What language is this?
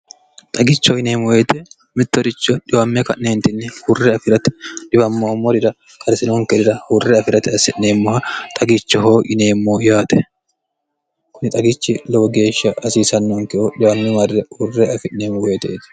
Sidamo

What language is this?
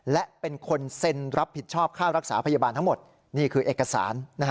Thai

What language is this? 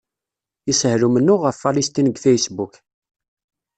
Kabyle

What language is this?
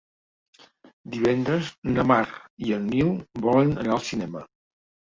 Catalan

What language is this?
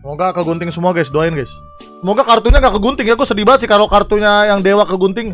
Indonesian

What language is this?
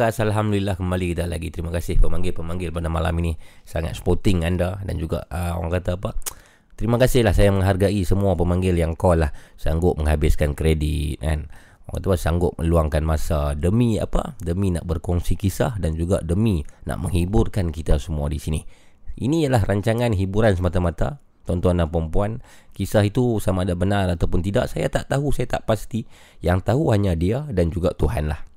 Malay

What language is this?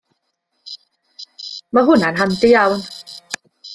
Welsh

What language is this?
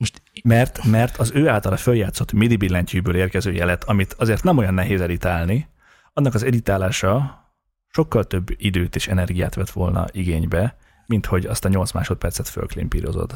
Hungarian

